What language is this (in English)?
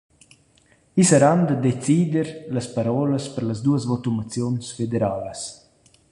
Romansh